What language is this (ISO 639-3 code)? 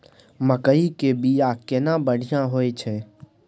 mai